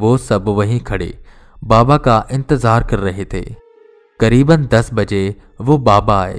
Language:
Hindi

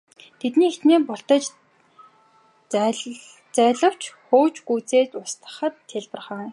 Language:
Mongolian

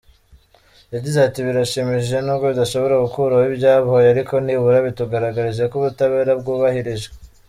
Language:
Kinyarwanda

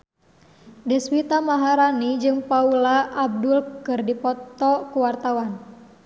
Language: Sundanese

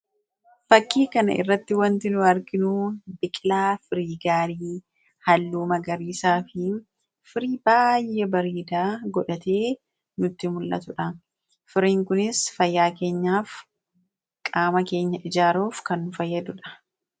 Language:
Oromo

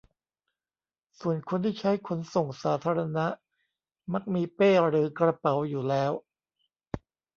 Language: Thai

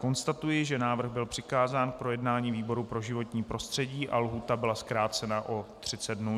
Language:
Czech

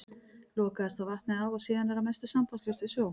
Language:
Icelandic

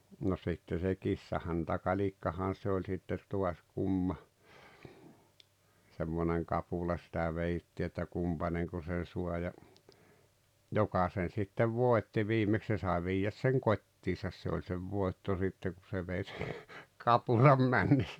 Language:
Finnish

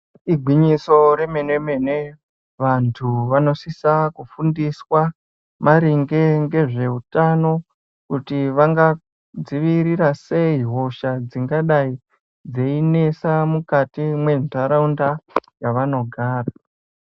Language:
Ndau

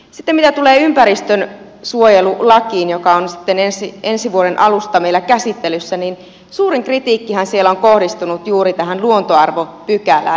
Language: Finnish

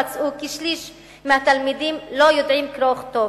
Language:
Hebrew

